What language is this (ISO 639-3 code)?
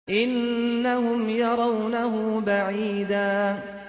ara